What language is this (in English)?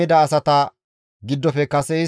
Gamo